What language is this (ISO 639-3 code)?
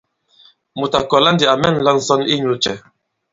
abb